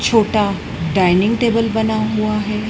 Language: Hindi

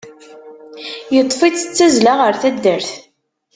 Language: Kabyle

